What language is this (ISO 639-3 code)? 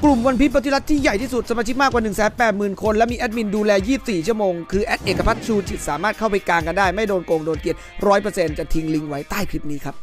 tha